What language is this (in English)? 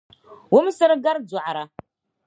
Dagbani